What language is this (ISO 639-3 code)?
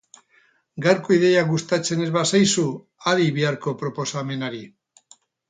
eus